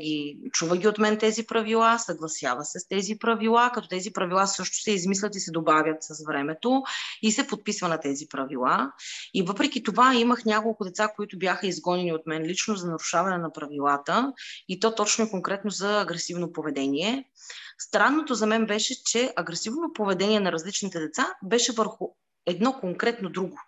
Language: Bulgarian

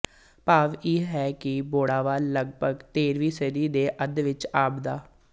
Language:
Punjabi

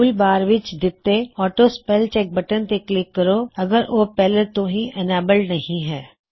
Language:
Punjabi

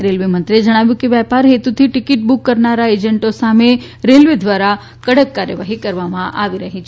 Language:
Gujarati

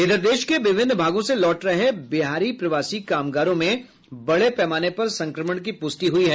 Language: Hindi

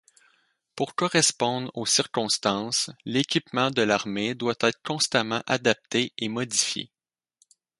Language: French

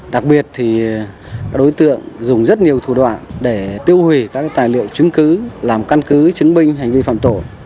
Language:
Vietnamese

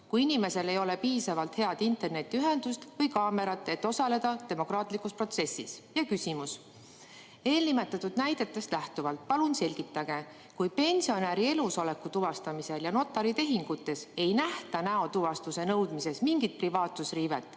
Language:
Estonian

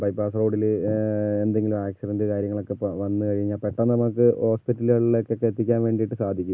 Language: Malayalam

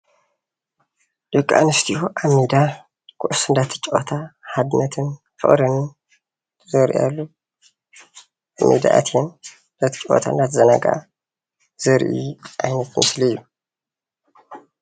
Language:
Tigrinya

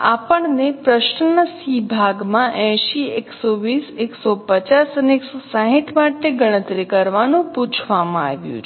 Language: Gujarati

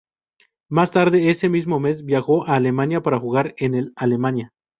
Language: Spanish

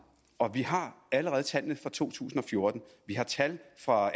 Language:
Danish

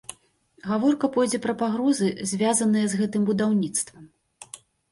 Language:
Belarusian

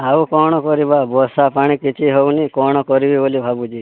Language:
Odia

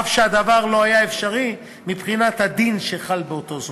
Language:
Hebrew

